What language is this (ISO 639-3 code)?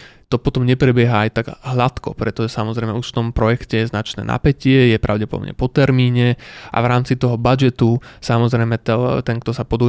slk